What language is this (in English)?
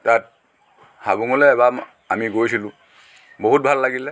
Assamese